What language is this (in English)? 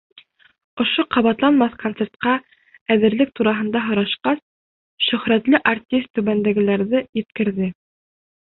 Bashkir